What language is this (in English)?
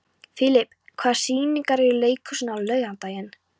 Icelandic